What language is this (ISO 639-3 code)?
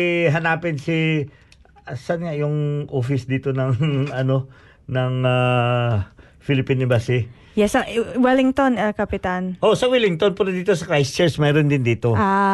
fil